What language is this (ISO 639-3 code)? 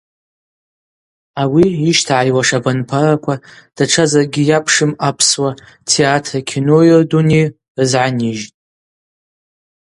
abq